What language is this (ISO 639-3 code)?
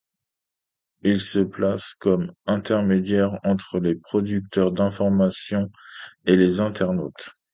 fra